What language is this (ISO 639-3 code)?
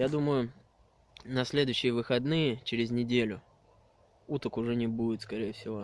rus